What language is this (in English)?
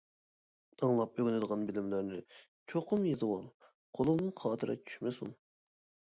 Uyghur